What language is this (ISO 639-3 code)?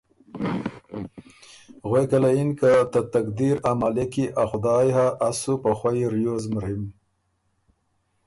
oru